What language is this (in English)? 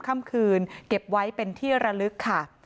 Thai